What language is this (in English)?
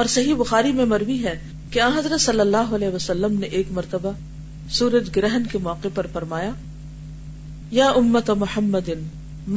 Urdu